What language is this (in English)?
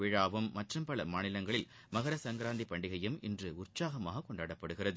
Tamil